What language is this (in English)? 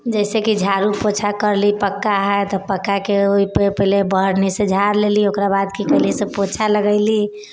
Maithili